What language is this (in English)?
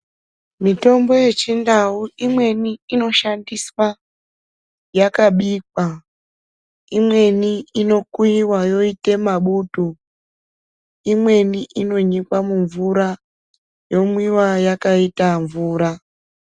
Ndau